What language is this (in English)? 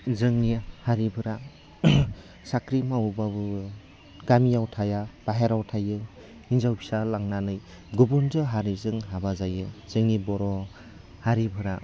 Bodo